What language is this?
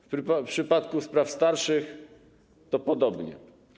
Polish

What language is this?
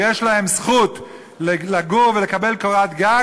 Hebrew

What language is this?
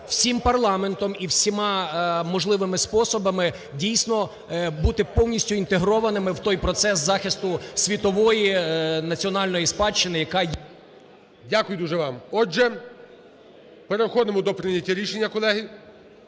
Ukrainian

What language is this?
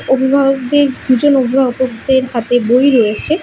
Bangla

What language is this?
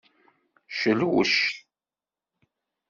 Kabyle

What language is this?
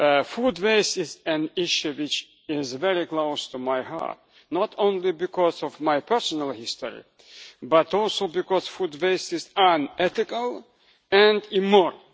English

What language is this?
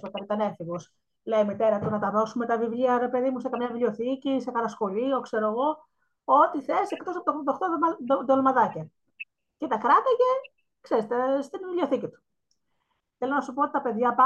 Greek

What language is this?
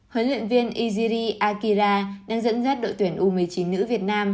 Vietnamese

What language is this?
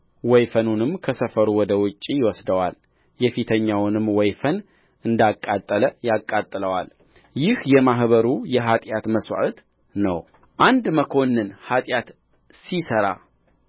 Amharic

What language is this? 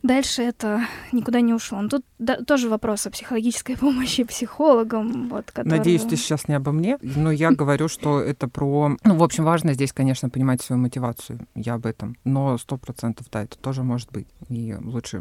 Russian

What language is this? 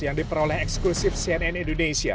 Indonesian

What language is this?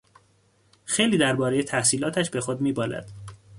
Persian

